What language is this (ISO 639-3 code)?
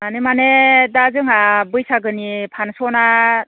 brx